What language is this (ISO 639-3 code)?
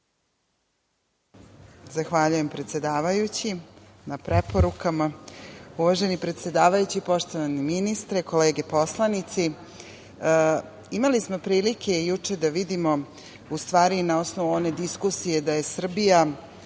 srp